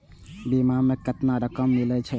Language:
Maithili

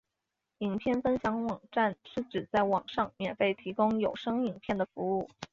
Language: Chinese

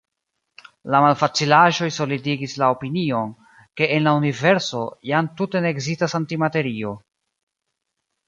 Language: Esperanto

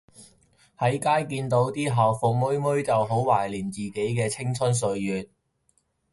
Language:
Cantonese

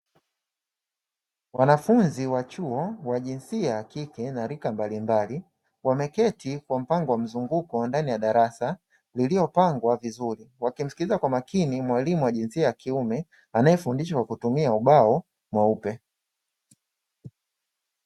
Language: Swahili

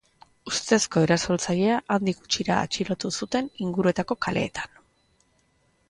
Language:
Basque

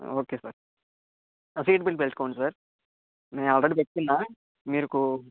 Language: Telugu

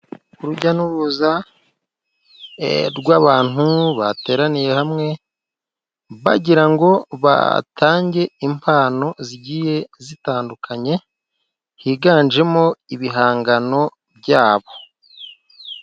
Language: Kinyarwanda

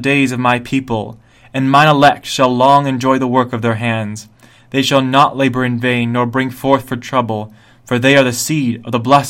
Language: English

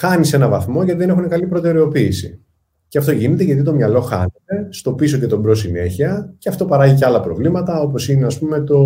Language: Greek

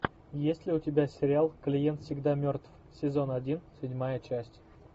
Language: Russian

